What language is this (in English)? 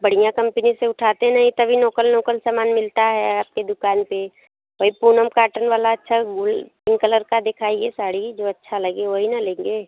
Hindi